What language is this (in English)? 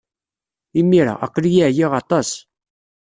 Kabyle